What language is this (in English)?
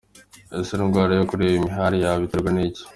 Kinyarwanda